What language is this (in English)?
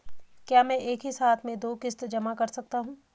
Hindi